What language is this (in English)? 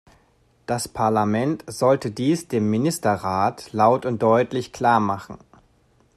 German